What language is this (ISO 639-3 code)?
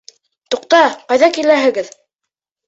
bak